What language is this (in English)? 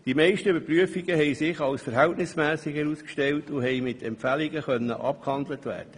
Swiss German